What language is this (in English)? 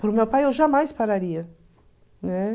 Portuguese